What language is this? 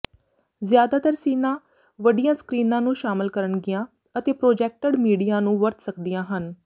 Punjabi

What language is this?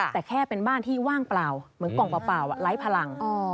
Thai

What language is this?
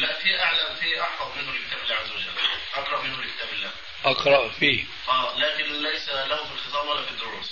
Arabic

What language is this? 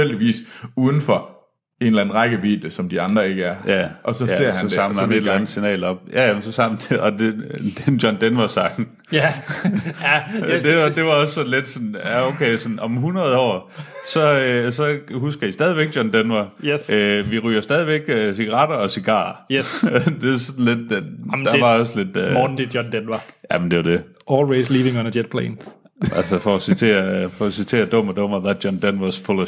Danish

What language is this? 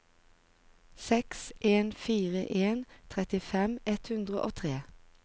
Norwegian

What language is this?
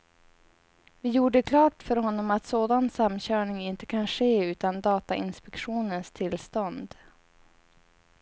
Swedish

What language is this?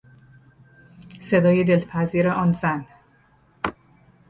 Persian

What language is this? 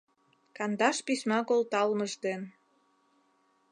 Mari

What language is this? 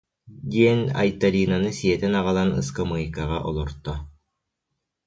Yakut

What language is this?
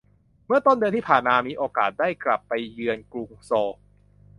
Thai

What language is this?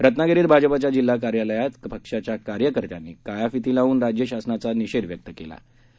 Marathi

